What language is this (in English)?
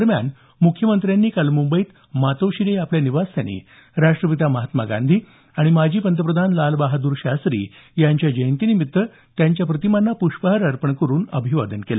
Marathi